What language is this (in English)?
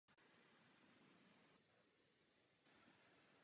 Czech